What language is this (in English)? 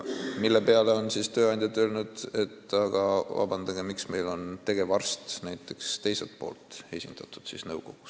Estonian